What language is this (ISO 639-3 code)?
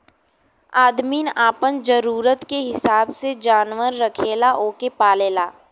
bho